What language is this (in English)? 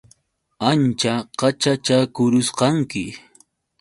Yauyos Quechua